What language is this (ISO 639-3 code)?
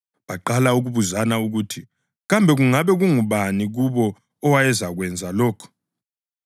nde